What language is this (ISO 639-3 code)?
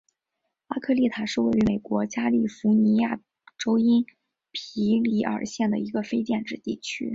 zho